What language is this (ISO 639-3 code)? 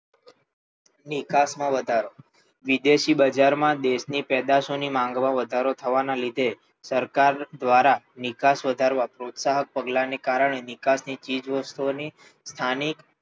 guj